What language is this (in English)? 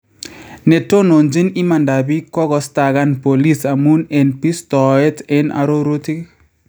Kalenjin